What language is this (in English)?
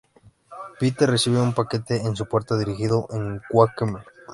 Spanish